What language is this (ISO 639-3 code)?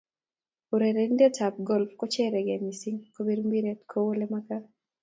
kln